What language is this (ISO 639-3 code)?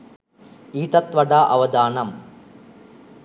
sin